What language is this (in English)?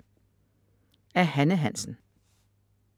Danish